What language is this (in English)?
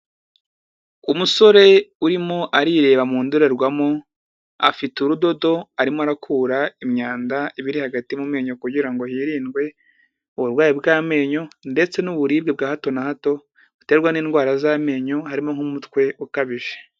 Kinyarwanda